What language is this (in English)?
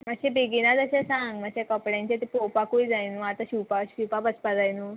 Konkani